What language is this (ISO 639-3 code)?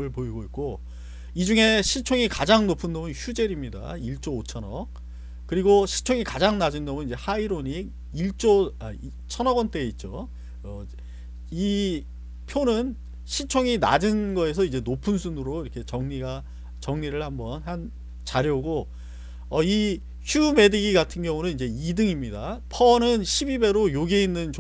kor